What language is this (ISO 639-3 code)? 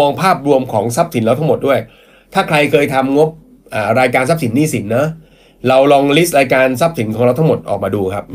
tha